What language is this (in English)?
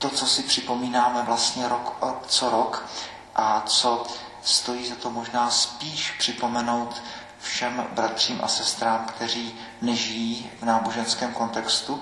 Czech